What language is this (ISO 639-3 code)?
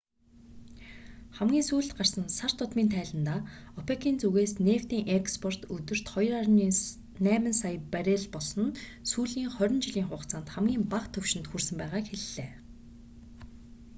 mon